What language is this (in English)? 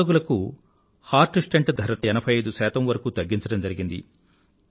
Telugu